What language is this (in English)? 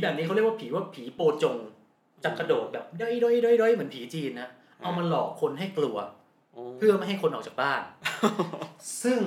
Thai